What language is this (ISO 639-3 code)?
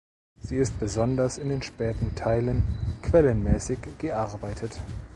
deu